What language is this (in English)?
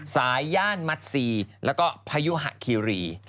Thai